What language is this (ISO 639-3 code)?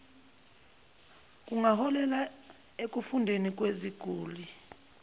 zul